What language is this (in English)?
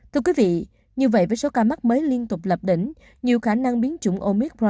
Vietnamese